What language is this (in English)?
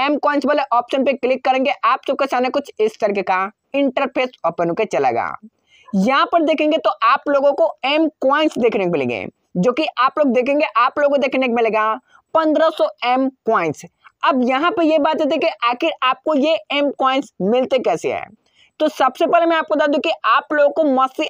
Hindi